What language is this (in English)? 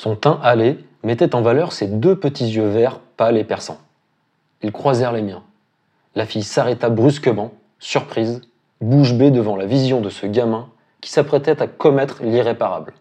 French